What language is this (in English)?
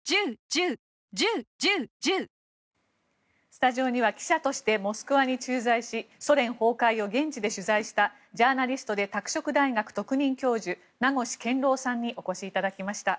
Japanese